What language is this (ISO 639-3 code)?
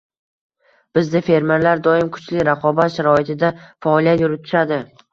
uzb